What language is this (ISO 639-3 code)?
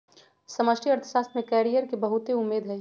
mag